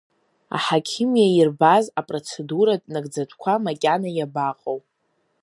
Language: Abkhazian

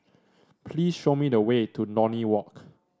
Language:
English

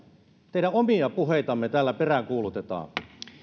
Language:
Finnish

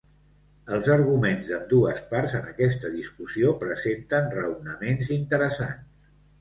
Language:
Catalan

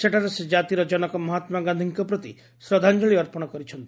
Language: Odia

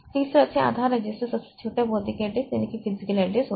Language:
Hindi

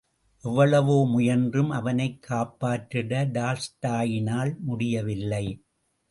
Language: Tamil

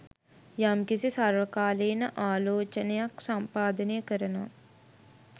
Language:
Sinhala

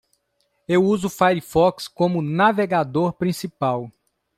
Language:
Portuguese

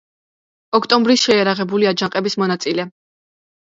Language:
Georgian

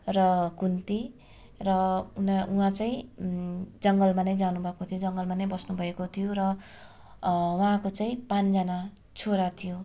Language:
Nepali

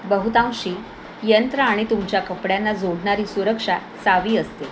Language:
Marathi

